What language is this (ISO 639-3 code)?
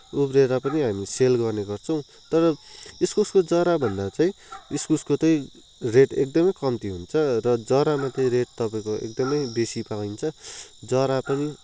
nep